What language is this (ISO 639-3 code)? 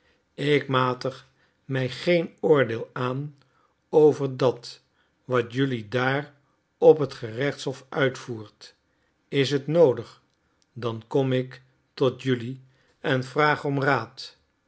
nld